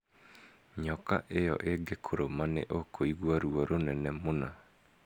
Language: Kikuyu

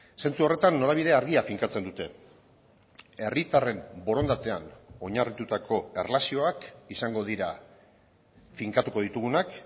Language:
Basque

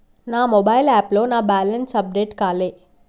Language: Telugu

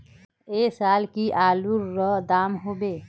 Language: Magahi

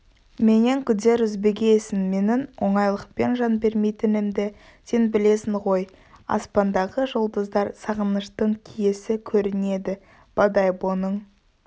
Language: Kazakh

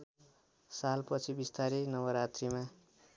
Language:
Nepali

